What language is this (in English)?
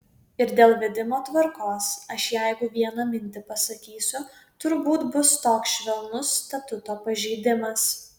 Lithuanian